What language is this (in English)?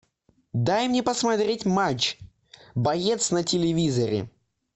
Russian